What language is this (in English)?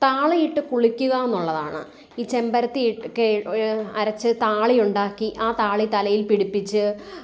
Malayalam